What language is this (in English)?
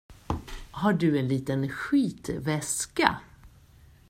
Swedish